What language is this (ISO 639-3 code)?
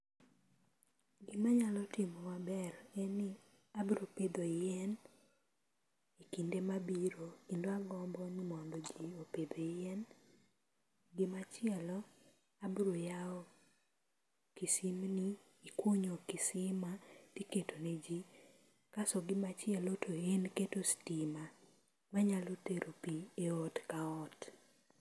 luo